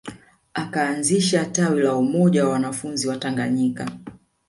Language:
Swahili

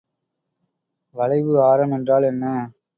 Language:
Tamil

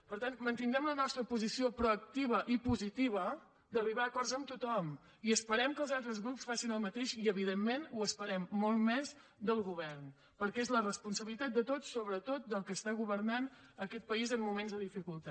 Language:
Catalan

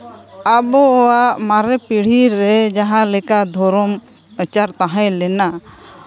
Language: Santali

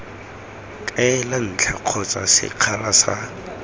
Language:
Tswana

